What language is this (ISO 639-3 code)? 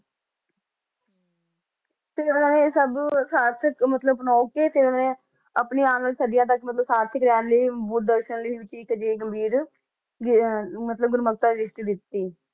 pan